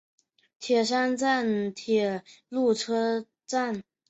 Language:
Chinese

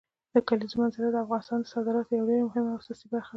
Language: Pashto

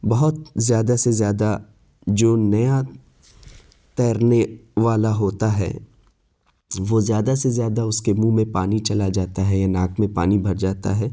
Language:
Urdu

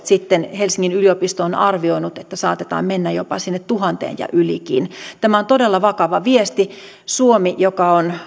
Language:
Finnish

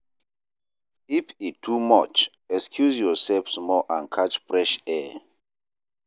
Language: Nigerian Pidgin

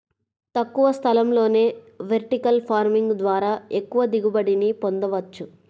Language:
Telugu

